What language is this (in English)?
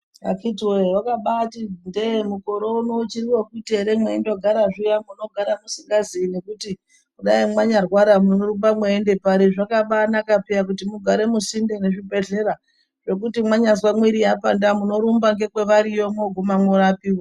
Ndau